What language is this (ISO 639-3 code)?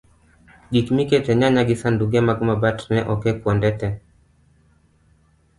luo